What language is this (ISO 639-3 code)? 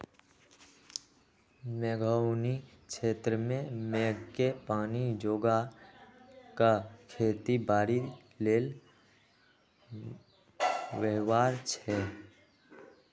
mag